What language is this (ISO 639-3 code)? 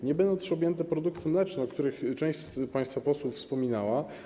pol